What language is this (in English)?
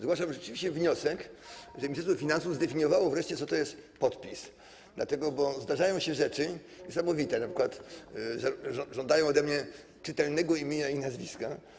Polish